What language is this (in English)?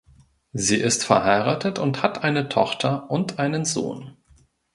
German